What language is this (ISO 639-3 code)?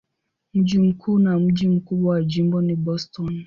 swa